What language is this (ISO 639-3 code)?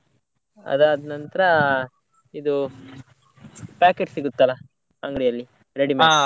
kan